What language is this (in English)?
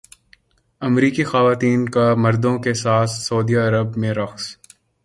Urdu